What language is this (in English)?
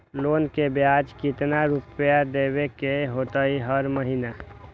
Magahi